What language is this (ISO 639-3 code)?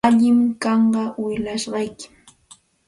qxt